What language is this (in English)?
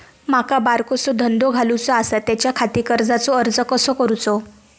Marathi